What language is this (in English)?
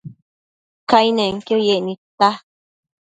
Matsés